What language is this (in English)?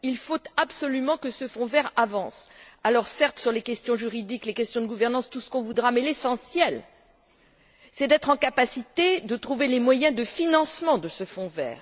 French